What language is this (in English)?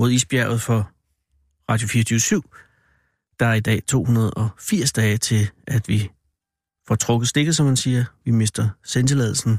Danish